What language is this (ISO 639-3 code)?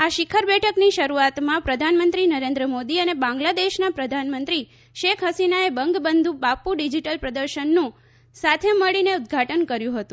guj